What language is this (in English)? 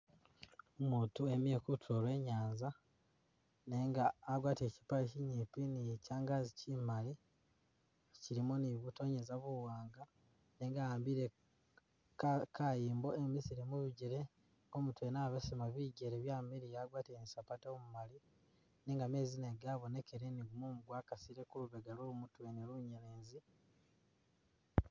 Masaaba